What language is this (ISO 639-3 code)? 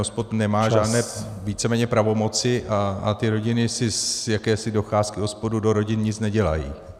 ces